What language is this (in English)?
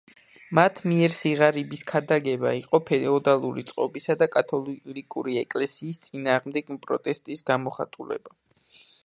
Georgian